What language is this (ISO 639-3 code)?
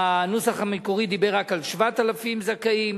heb